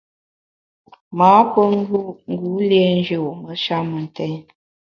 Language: Bamun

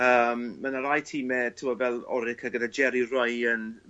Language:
Welsh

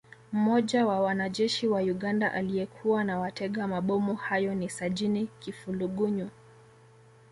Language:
Swahili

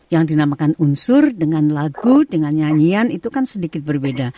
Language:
Indonesian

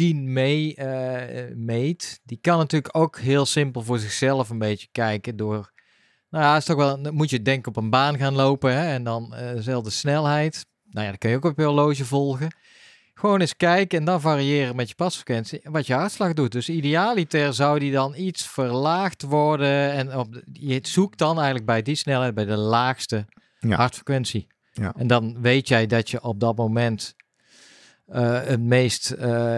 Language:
Dutch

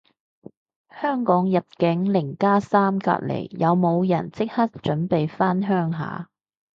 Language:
Cantonese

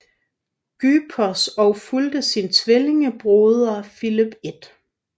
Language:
Danish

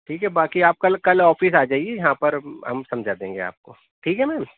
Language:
Urdu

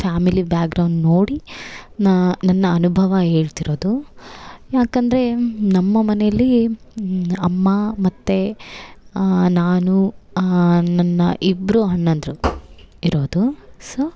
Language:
Kannada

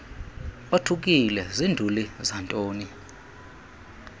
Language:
Xhosa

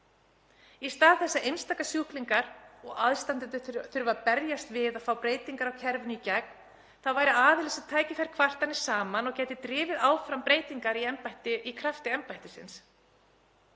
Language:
Icelandic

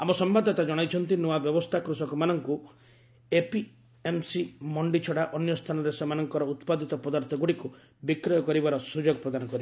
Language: Odia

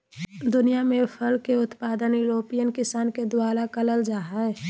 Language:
Magahi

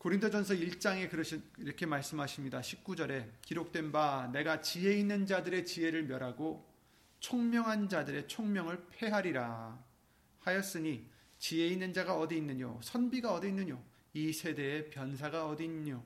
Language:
Korean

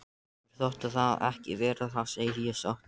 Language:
Icelandic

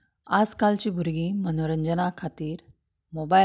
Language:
Konkani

